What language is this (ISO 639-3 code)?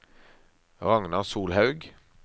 nor